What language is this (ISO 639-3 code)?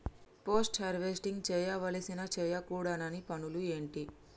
tel